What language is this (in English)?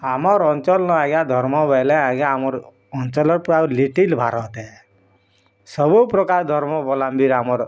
Odia